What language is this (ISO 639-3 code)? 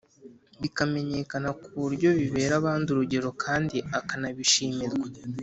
kin